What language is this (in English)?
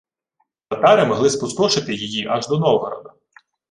Ukrainian